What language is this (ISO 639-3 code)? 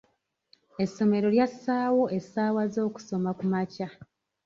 lug